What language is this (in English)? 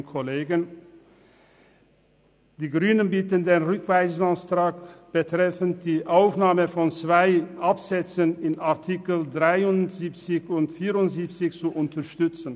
Swiss German